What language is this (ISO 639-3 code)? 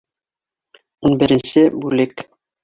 bak